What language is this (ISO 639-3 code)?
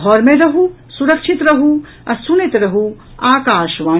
mai